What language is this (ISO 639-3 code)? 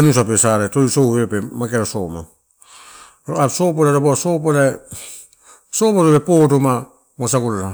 ttu